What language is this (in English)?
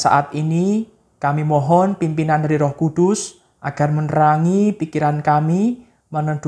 Indonesian